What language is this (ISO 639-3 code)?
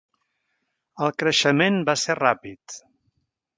cat